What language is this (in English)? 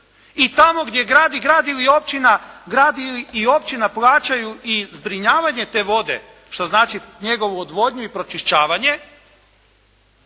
Croatian